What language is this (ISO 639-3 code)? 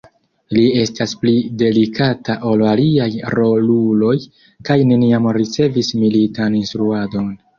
epo